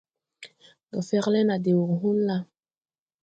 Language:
Tupuri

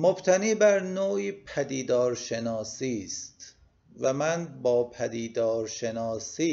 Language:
Persian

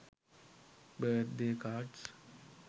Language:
Sinhala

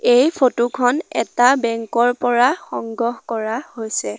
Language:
Assamese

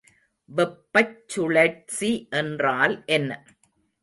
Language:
Tamil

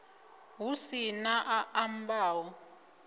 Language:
Venda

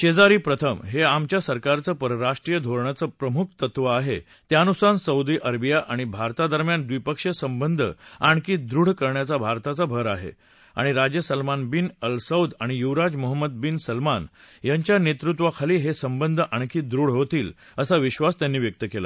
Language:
Marathi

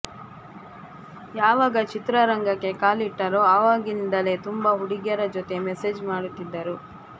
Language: Kannada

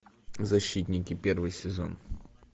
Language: Russian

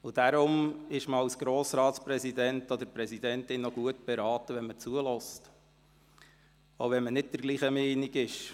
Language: Swiss German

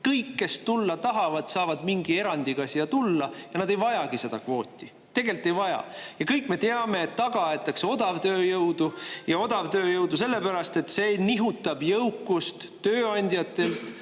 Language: Estonian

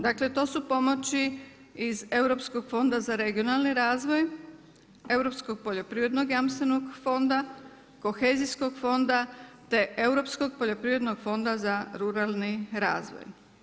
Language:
Croatian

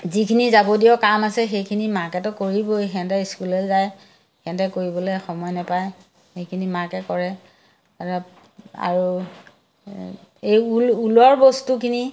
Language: Assamese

